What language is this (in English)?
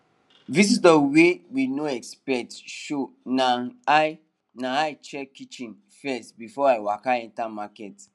Nigerian Pidgin